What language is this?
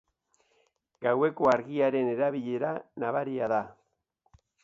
Basque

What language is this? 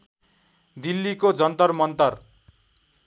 Nepali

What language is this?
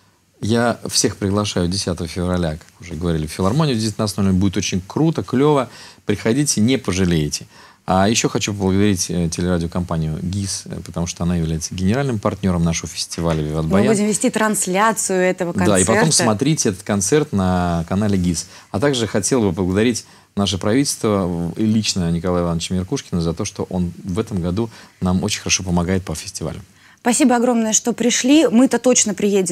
Russian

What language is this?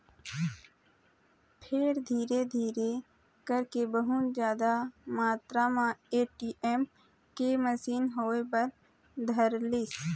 Chhattisgarhi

